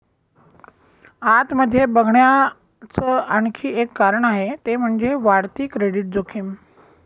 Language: Marathi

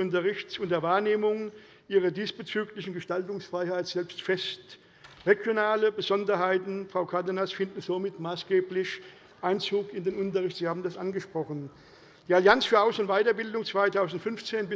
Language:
German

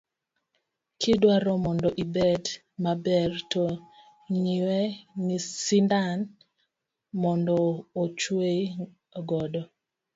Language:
Luo (Kenya and Tanzania)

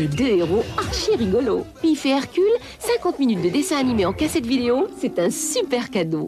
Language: French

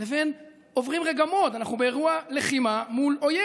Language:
Hebrew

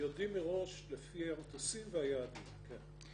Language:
Hebrew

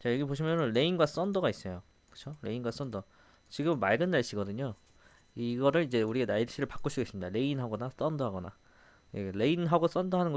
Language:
Korean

